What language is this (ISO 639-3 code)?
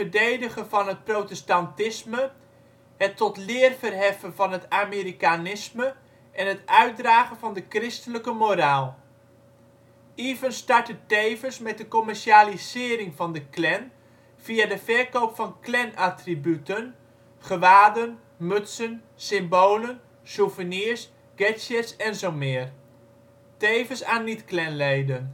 nld